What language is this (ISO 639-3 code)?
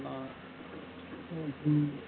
tam